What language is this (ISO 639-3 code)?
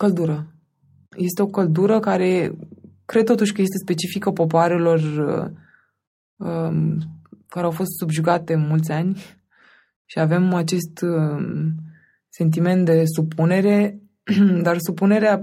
ron